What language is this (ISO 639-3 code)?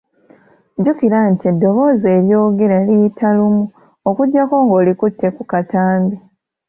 lug